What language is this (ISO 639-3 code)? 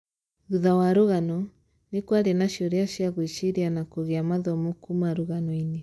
kik